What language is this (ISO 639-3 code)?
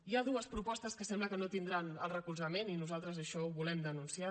cat